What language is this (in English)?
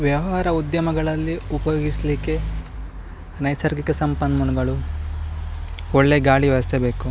Kannada